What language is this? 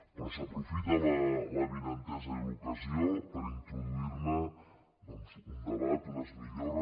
Catalan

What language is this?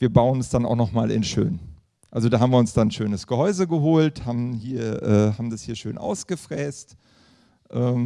German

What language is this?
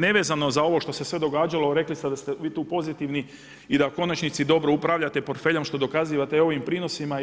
Croatian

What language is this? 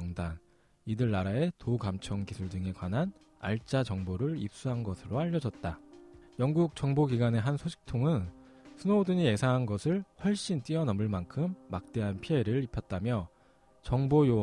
Korean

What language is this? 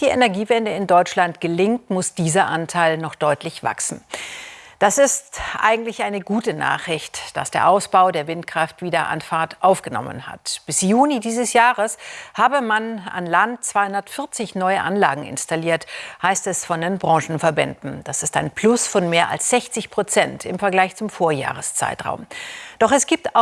German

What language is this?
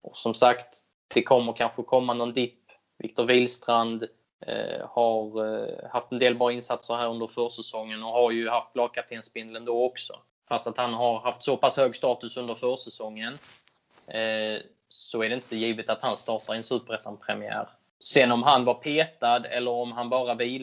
Swedish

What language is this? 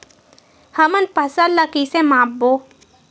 Chhattisgarhi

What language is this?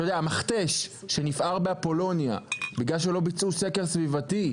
Hebrew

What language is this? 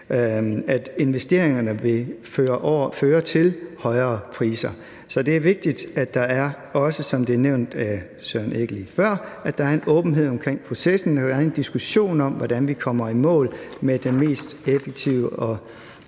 Danish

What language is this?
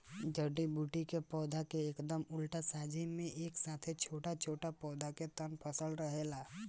Bhojpuri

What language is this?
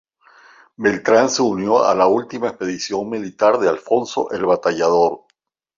Spanish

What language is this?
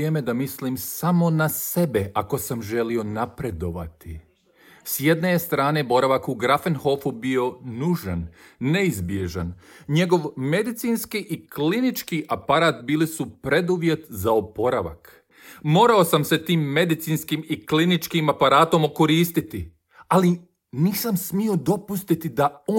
Croatian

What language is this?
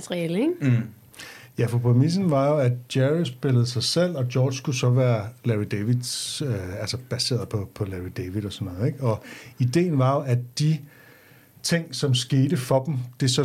Danish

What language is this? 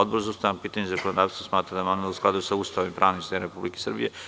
Serbian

